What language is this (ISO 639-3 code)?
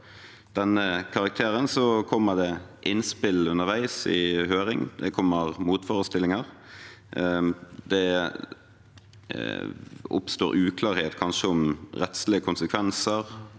nor